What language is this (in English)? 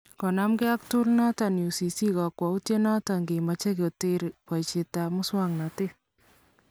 Kalenjin